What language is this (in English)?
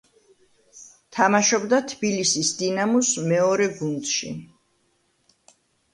Georgian